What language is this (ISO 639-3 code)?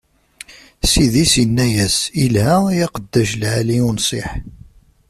kab